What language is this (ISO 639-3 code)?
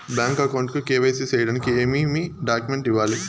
tel